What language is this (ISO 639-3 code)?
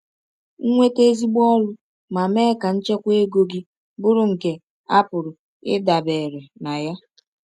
ibo